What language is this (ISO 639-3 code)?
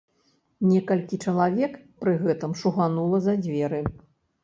bel